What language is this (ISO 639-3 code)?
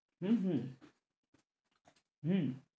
ben